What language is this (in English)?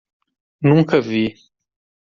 Portuguese